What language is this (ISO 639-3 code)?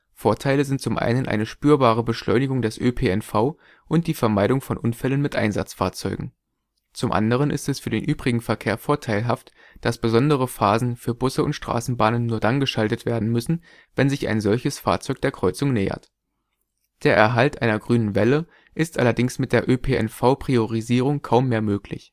deu